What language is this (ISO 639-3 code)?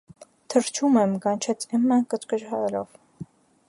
hye